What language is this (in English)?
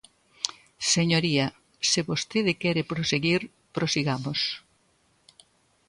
Galician